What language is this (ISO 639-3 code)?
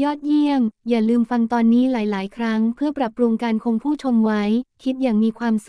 tha